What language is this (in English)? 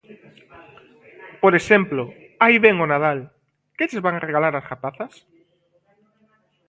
Galician